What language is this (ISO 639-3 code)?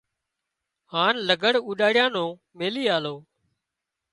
kxp